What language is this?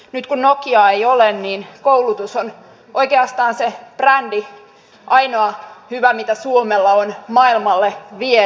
Finnish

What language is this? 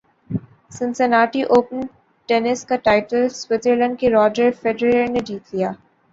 Urdu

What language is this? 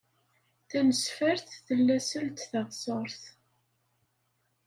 Kabyle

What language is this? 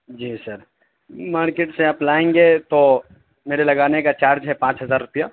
Urdu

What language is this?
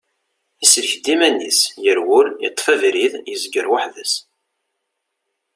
Kabyle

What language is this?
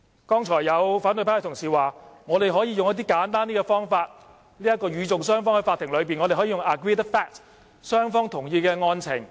Cantonese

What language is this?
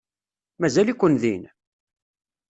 Kabyle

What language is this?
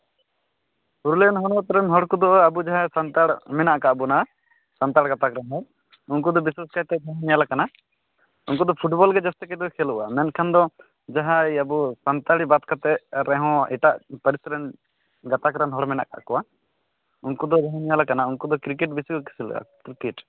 Santali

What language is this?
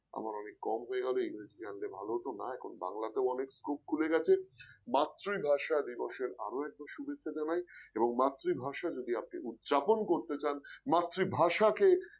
Bangla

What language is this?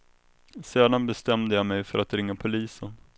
Swedish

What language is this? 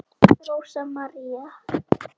Icelandic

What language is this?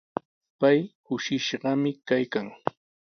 Sihuas Ancash Quechua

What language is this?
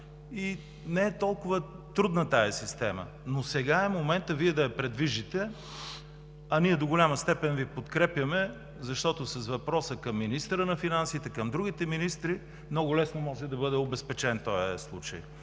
Bulgarian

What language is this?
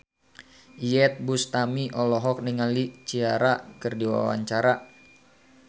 Sundanese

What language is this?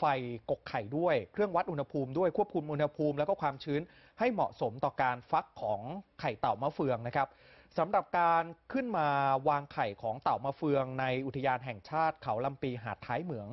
Thai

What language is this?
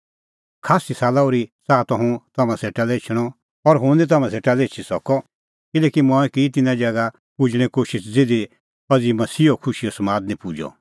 Kullu Pahari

